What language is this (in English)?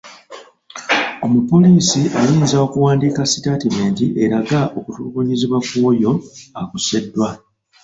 Ganda